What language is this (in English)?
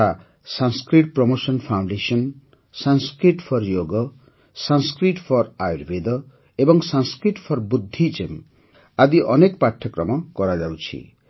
Odia